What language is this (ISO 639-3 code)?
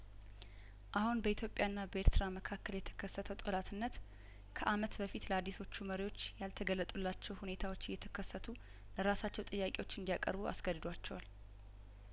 amh